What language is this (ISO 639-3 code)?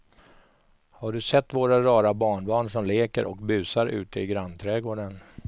swe